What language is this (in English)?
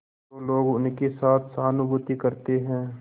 Hindi